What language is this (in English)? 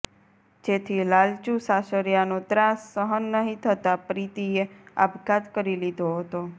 Gujarati